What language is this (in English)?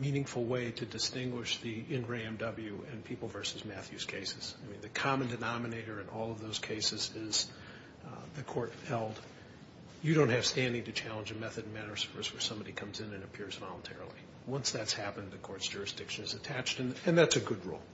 English